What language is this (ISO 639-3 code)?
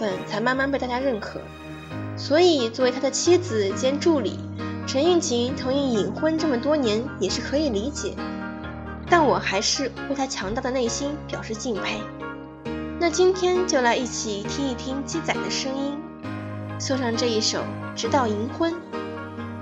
zho